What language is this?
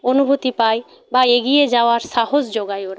Bangla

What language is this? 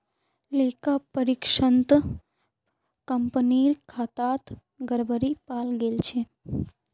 Magahi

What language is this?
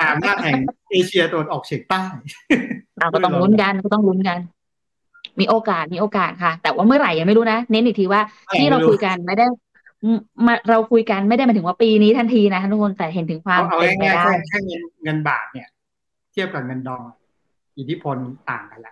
Thai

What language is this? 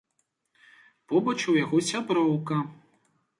Belarusian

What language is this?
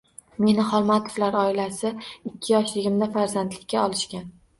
Uzbek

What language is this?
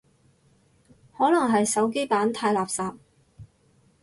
Cantonese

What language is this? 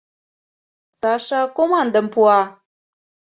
Mari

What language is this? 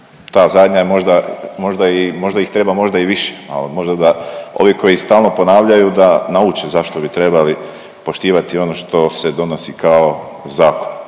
Croatian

